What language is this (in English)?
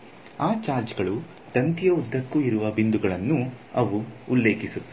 Kannada